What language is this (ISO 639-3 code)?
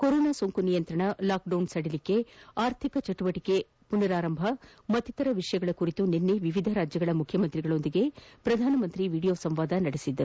kan